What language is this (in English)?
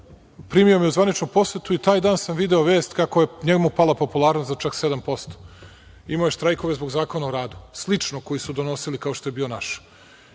Serbian